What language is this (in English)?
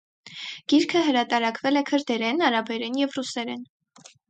Armenian